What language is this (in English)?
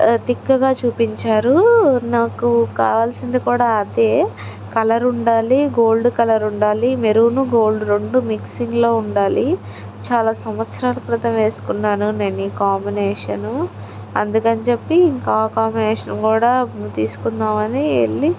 Telugu